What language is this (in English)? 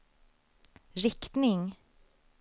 Swedish